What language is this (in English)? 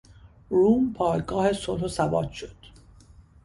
Persian